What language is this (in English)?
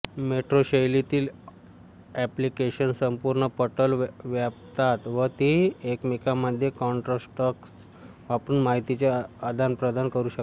Marathi